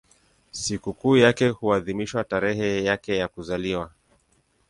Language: Swahili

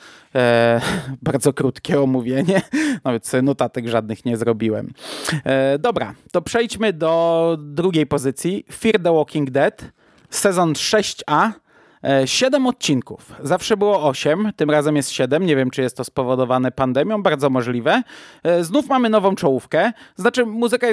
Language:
Polish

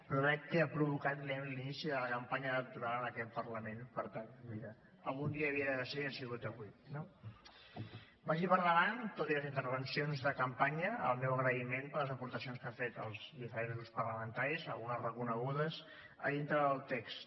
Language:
Catalan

